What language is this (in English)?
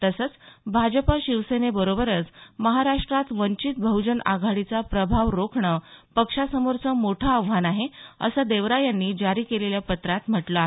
Marathi